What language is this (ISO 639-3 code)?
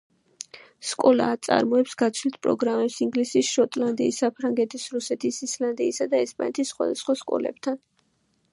kat